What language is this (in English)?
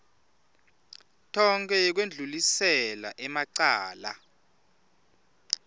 Swati